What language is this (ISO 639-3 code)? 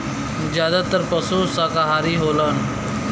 bho